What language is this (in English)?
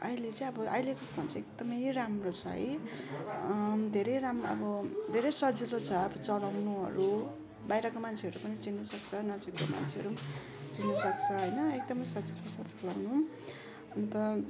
Nepali